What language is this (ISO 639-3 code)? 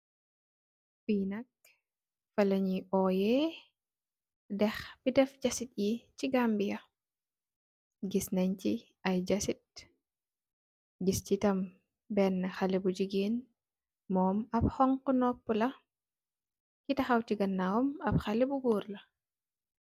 wol